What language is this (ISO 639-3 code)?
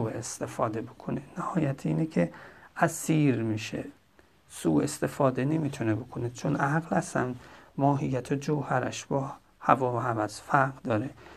fas